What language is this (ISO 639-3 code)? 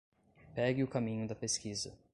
por